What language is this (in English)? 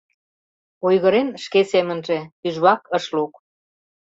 Mari